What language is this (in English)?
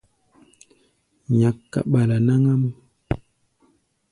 Gbaya